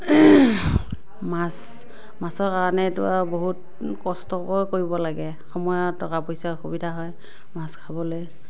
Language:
Assamese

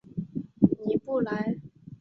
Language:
Chinese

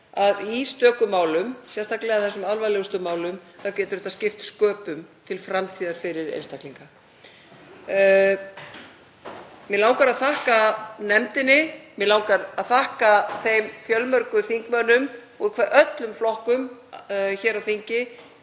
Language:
Icelandic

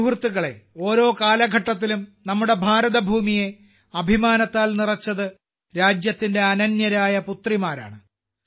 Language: Malayalam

